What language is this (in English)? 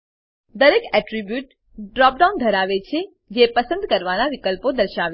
Gujarati